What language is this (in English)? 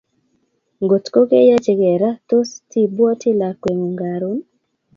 Kalenjin